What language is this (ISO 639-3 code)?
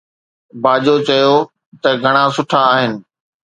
snd